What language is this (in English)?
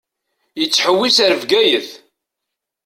Kabyle